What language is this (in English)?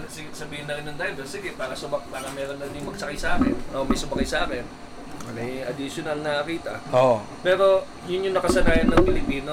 Filipino